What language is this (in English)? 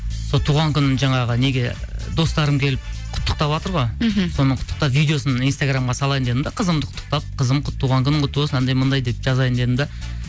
Kazakh